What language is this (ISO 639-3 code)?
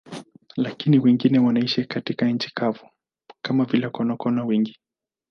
swa